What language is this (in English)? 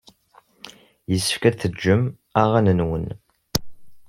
Kabyle